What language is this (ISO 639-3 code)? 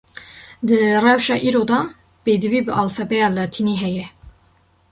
kur